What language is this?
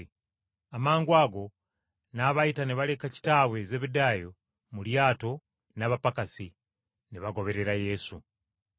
Ganda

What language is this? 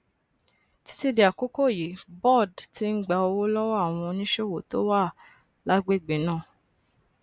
Yoruba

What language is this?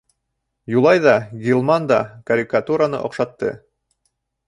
Bashkir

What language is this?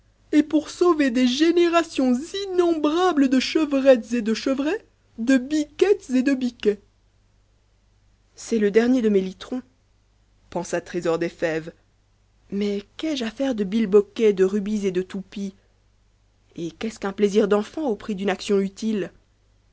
French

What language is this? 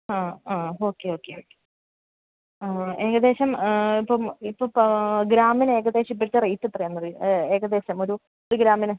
Malayalam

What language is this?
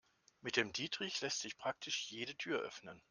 German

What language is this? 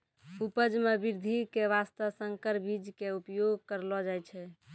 Maithili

